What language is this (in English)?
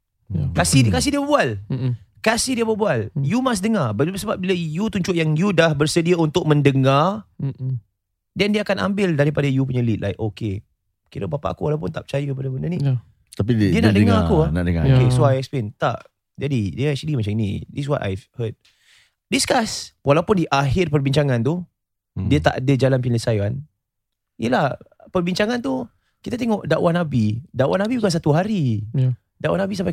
Malay